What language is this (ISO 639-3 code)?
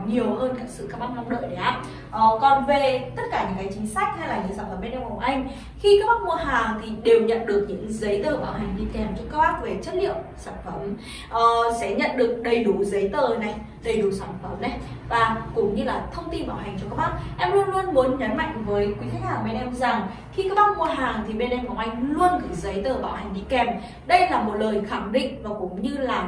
vie